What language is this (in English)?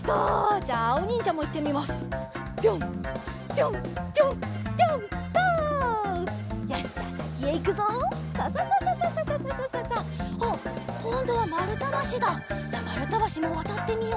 Japanese